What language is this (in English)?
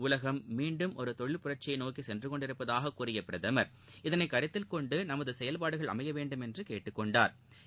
Tamil